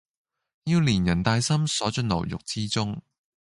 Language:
Cantonese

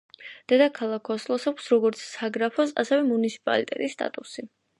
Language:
Georgian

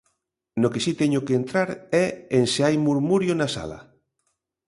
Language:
Galician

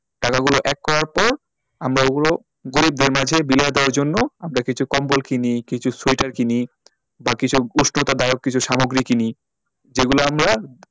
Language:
Bangla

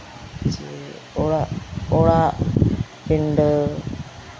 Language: Santali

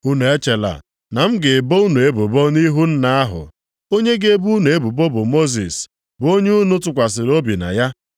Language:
Igbo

